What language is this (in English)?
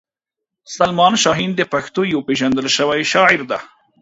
Pashto